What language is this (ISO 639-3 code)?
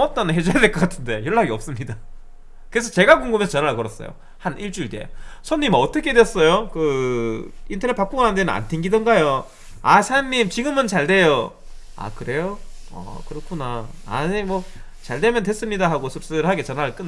kor